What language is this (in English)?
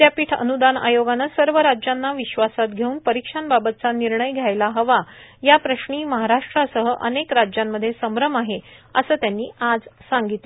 Marathi